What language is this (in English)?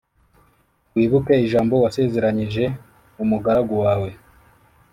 Kinyarwanda